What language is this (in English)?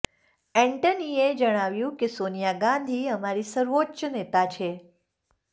Gujarati